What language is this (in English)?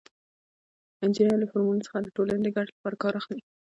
Pashto